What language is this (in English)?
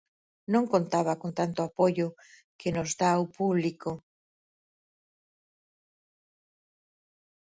Galician